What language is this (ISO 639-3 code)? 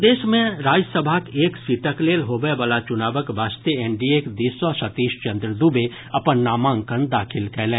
mai